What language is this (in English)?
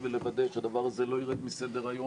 Hebrew